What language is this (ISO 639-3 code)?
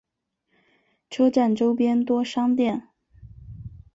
zho